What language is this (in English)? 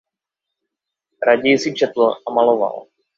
Czech